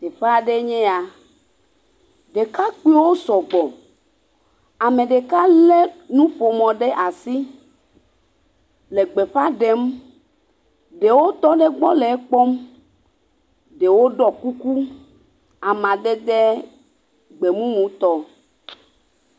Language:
Ewe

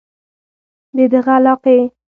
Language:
Pashto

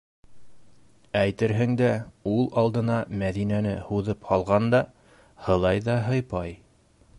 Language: Bashkir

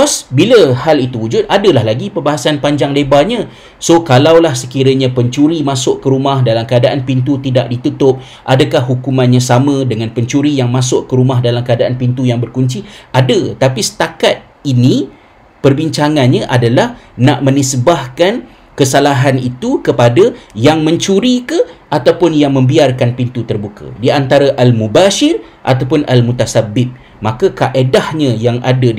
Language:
Malay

